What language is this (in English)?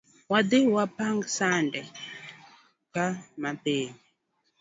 Luo (Kenya and Tanzania)